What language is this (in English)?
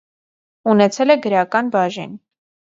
Armenian